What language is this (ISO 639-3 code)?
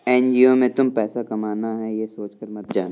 hin